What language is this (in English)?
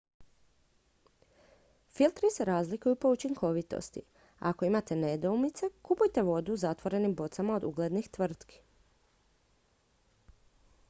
Croatian